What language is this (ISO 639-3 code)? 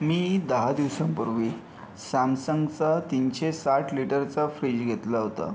mar